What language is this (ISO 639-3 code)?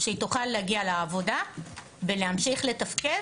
heb